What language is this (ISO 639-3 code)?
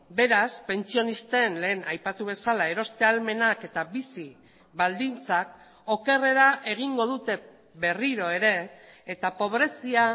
eus